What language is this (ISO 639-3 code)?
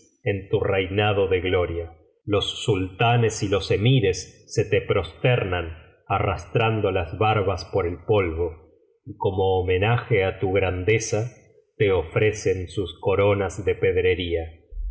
spa